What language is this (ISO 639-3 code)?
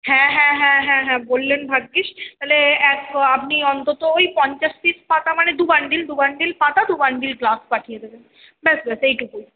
ben